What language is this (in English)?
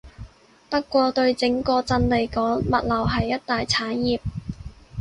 Cantonese